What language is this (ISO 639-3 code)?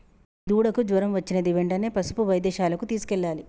tel